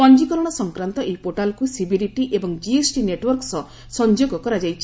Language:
Odia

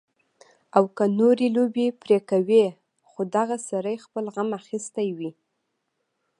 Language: Pashto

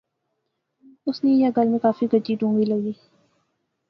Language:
Pahari-Potwari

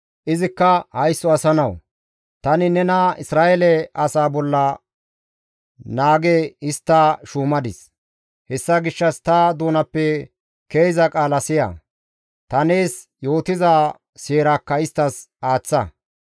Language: Gamo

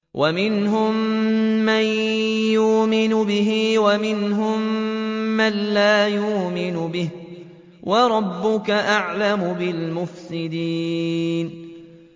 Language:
Arabic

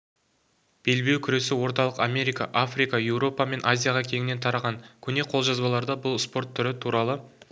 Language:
Kazakh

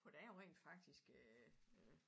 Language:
Danish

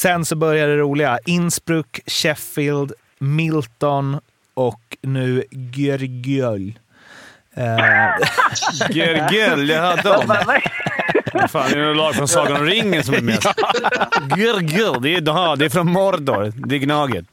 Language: Swedish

